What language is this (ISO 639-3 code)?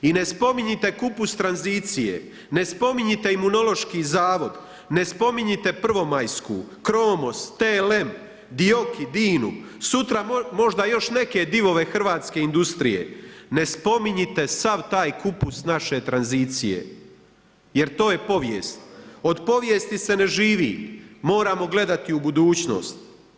hrv